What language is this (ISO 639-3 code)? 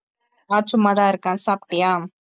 tam